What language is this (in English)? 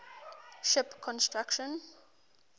English